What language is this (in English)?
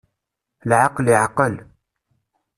Kabyle